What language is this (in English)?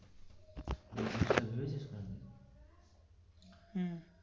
Bangla